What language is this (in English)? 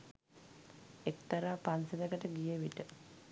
Sinhala